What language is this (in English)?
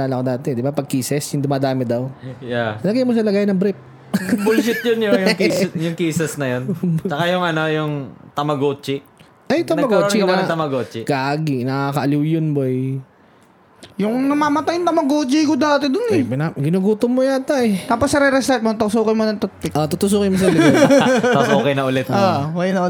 Filipino